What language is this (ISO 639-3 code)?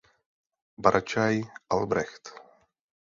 ces